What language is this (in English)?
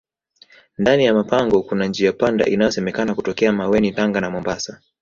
Swahili